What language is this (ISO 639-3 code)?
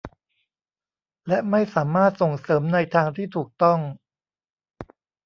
tha